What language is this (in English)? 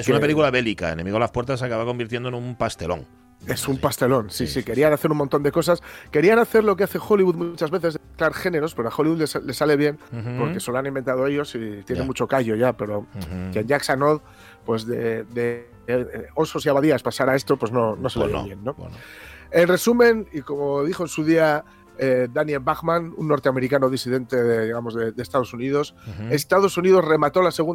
Spanish